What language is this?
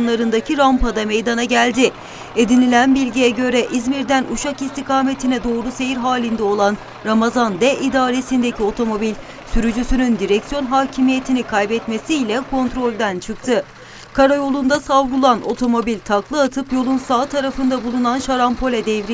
Turkish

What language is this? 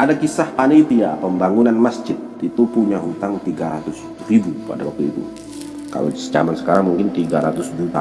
Indonesian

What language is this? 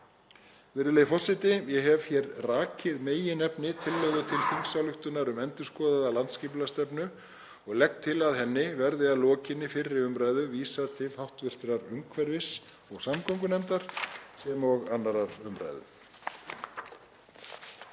Icelandic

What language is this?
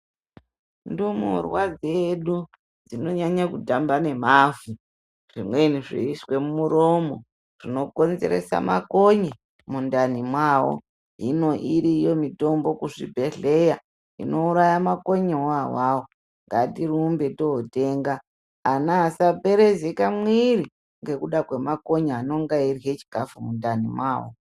Ndau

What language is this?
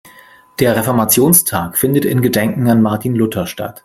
German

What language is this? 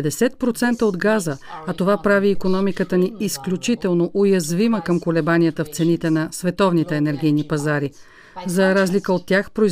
Bulgarian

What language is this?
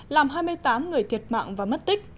Vietnamese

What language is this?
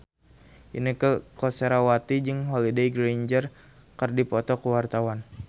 Sundanese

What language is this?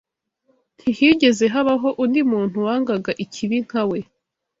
Kinyarwanda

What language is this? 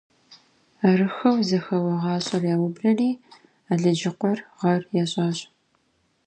Kabardian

